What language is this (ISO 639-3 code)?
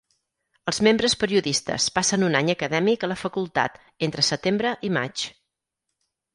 cat